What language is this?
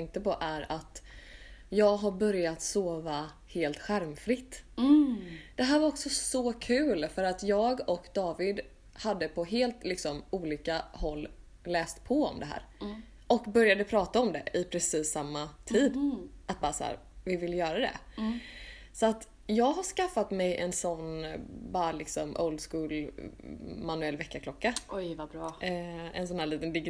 Swedish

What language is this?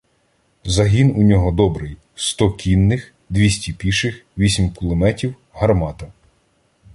Ukrainian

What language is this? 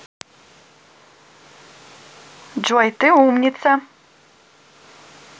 Russian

